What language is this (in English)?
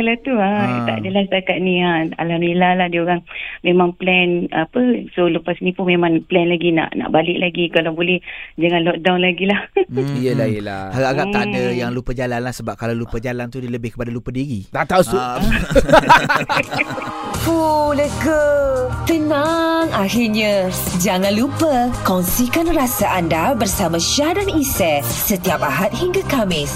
Malay